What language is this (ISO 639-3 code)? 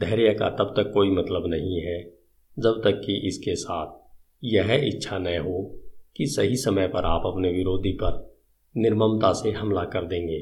hin